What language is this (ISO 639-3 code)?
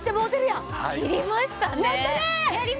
jpn